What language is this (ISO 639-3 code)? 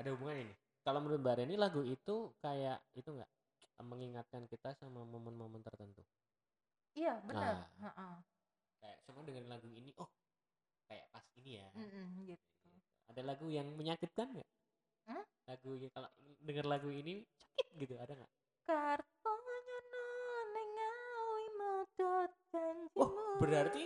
ind